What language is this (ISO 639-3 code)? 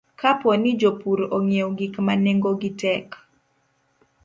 luo